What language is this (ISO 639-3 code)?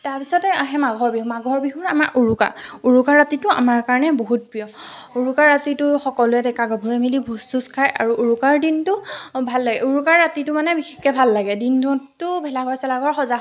asm